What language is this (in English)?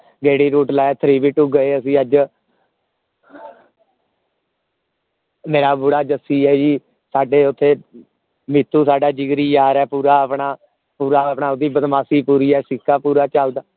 Punjabi